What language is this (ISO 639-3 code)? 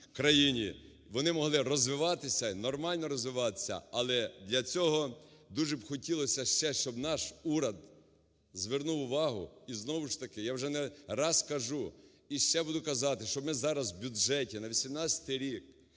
ukr